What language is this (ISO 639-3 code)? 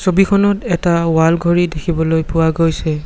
asm